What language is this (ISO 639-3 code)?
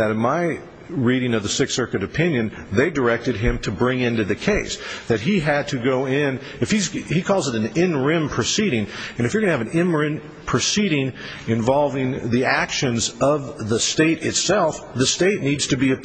eng